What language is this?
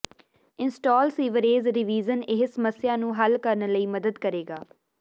Punjabi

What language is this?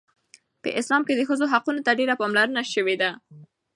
Pashto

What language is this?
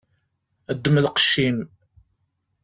Kabyle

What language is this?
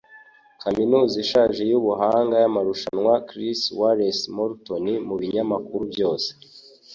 Kinyarwanda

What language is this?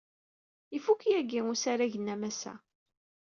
Kabyle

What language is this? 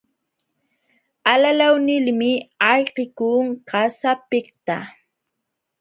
Jauja Wanca Quechua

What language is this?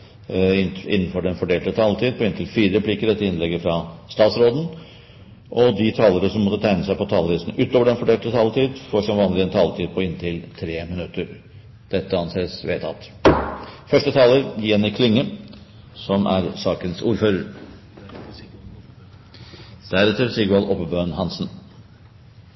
Norwegian Bokmål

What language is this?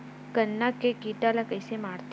Chhattisgarhi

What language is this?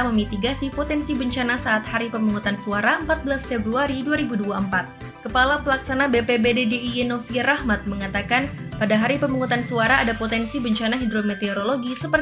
Indonesian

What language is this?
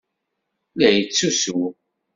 Kabyle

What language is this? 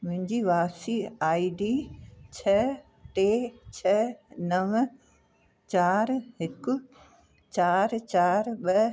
Sindhi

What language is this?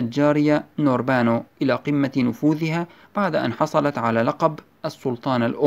Arabic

